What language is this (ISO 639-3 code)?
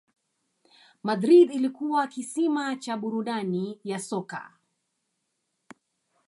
swa